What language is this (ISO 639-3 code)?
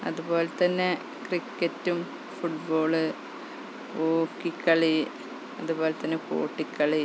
mal